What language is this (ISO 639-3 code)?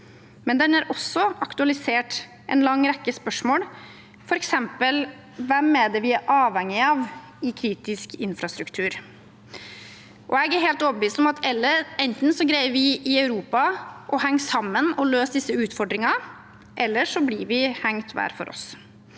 nor